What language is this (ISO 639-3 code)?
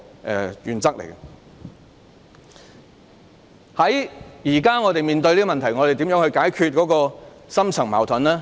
yue